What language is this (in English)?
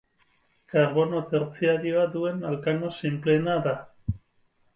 Basque